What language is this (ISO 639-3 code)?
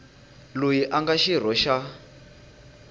tso